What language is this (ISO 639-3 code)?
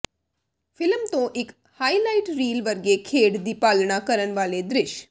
pan